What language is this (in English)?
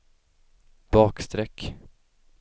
Swedish